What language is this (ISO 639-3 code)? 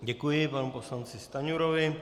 ces